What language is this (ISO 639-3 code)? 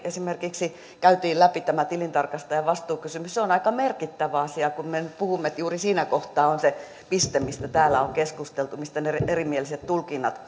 fin